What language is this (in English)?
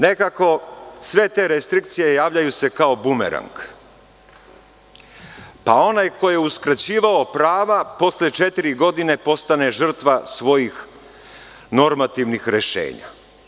Serbian